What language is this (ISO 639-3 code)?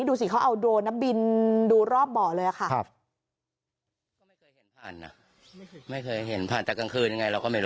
tha